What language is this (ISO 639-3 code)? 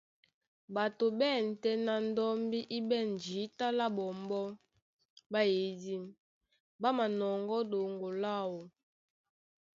dua